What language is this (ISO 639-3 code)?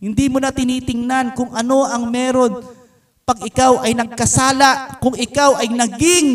fil